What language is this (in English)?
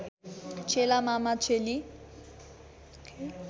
Nepali